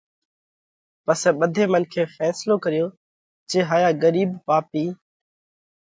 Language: Parkari Koli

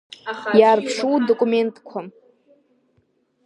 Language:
Abkhazian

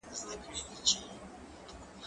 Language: Pashto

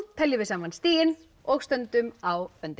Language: Icelandic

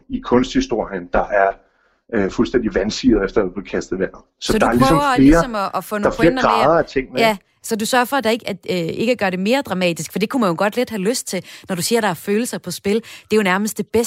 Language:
Danish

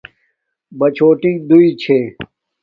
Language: Domaaki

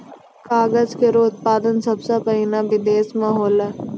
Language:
Maithili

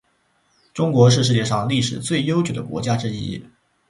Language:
Chinese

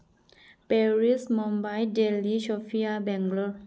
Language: Manipuri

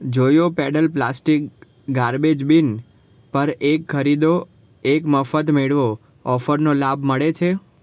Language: Gujarati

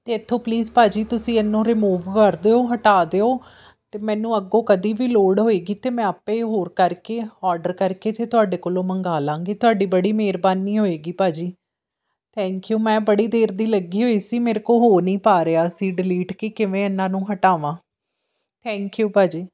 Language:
Punjabi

